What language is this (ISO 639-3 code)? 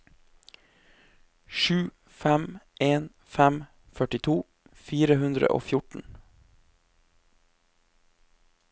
nor